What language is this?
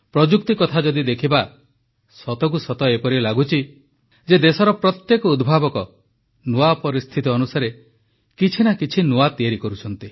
Odia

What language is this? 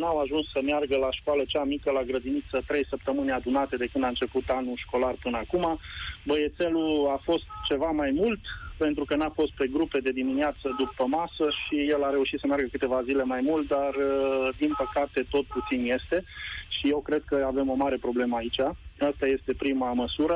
Romanian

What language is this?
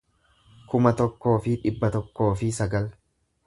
Oromo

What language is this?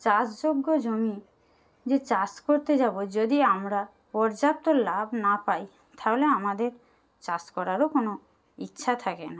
Bangla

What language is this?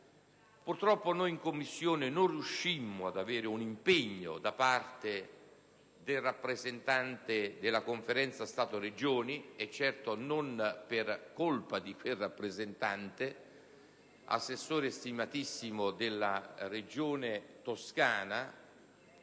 Italian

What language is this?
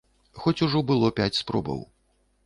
Belarusian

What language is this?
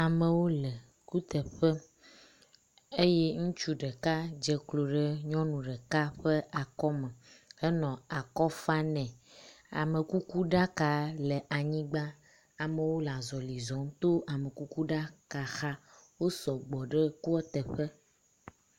Ewe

